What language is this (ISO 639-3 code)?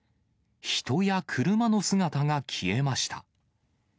jpn